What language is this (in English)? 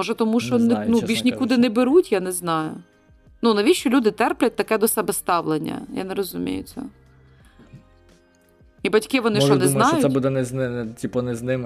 Ukrainian